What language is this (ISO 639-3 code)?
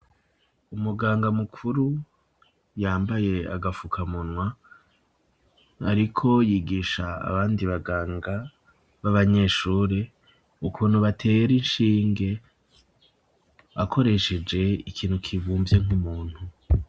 run